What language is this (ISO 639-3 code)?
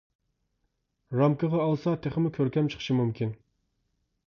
uig